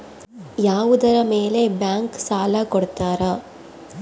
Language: Kannada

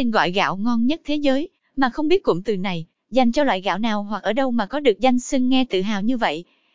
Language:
Vietnamese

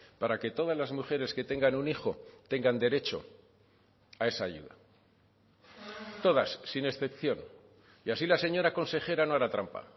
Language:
Spanish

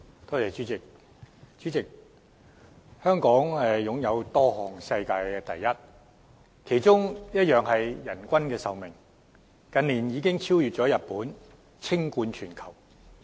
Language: Cantonese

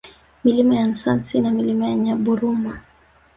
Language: Swahili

